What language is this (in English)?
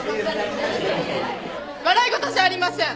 Japanese